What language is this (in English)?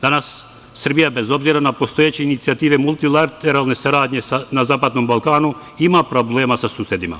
Serbian